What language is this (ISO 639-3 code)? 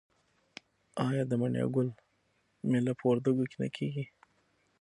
pus